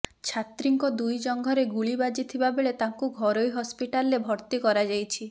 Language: Odia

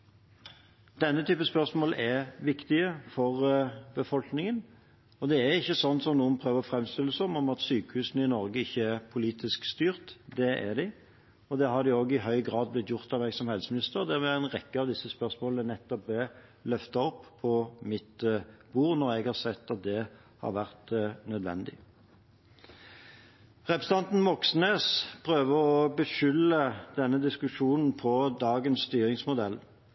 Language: Norwegian Bokmål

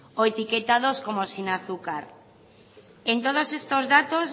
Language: Spanish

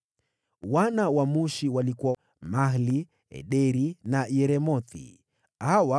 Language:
Swahili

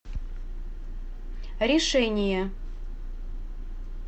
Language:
Russian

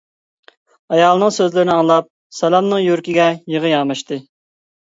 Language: Uyghur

